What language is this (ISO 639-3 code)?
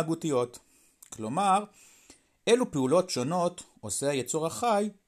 heb